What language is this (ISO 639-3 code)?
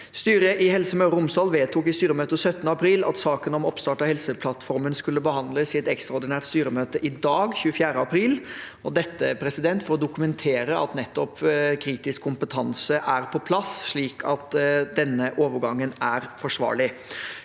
nor